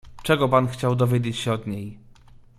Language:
Polish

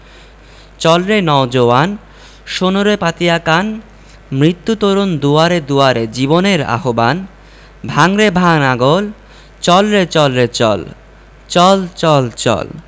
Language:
Bangla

